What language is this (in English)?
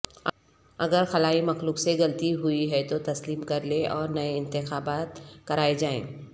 Urdu